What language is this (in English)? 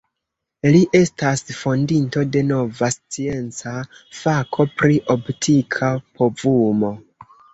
Esperanto